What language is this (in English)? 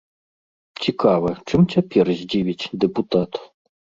Belarusian